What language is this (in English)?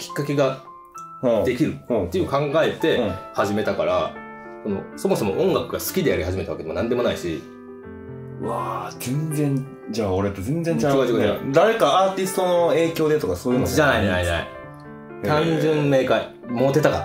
Japanese